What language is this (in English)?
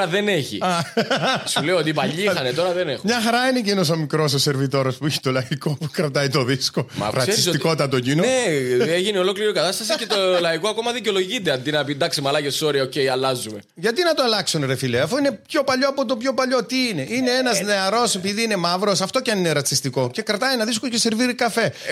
Greek